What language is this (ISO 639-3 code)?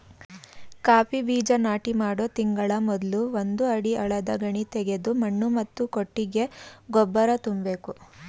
kan